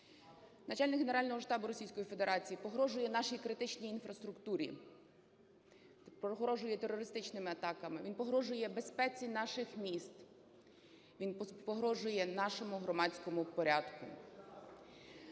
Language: Ukrainian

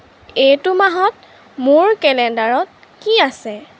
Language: Assamese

